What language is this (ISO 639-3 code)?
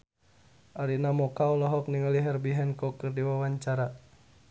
sun